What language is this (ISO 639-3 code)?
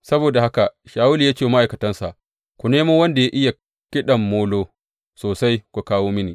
hau